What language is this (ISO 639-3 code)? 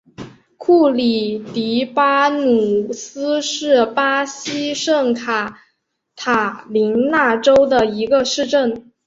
zho